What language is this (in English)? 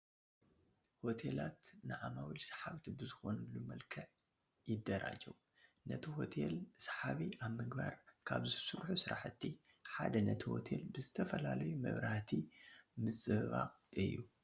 Tigrinya